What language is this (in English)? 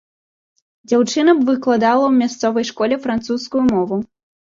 Belarusian